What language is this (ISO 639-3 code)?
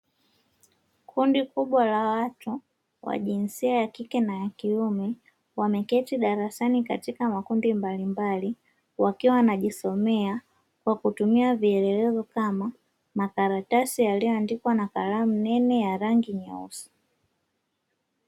swa